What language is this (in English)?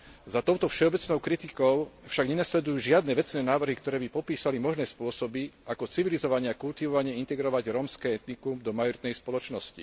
Slovak